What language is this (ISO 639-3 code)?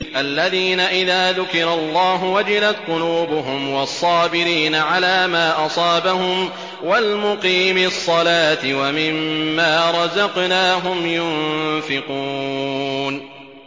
ara